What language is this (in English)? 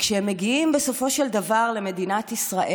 Hebrew